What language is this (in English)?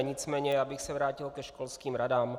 Czech